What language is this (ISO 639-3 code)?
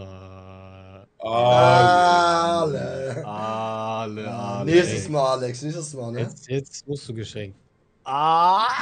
deu